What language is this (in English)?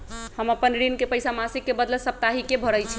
Magahi